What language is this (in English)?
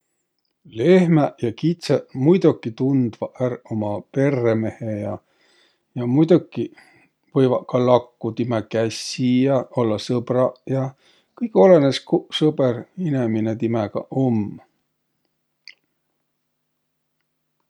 Võro